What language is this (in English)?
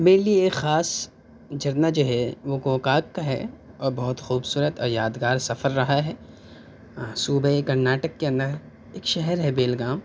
Urdu